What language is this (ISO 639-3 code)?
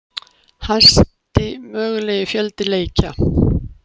isl